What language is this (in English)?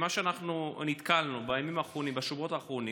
Hebrew